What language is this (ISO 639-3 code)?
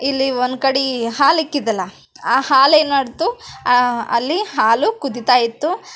kan